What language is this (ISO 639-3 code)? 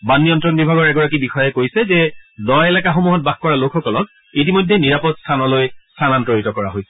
asm